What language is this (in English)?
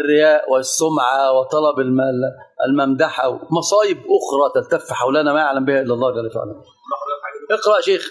Arabic